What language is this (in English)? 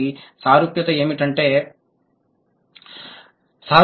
Telugu